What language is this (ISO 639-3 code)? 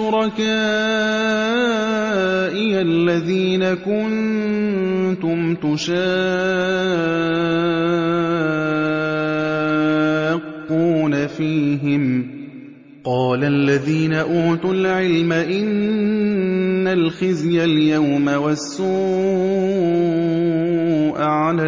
ara